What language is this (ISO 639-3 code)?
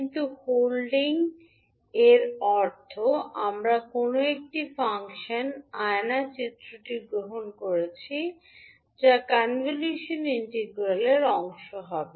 ben